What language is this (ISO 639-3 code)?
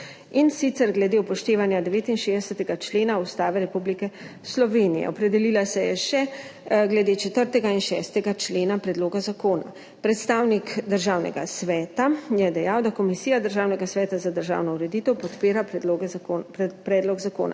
slv